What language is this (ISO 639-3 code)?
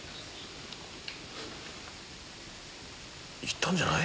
jpn